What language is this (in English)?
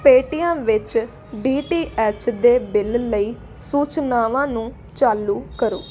Punjabi